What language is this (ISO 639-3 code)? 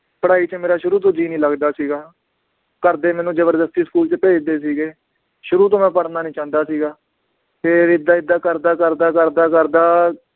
pan